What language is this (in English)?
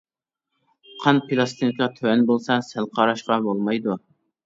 Uyghur